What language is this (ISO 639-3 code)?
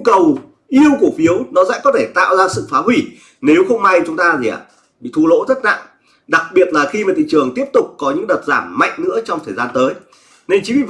vie